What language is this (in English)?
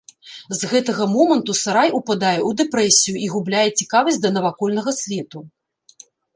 Belarusian